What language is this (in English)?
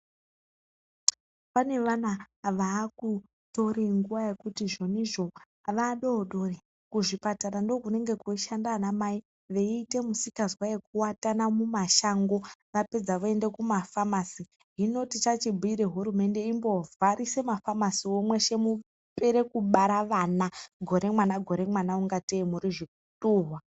Ndau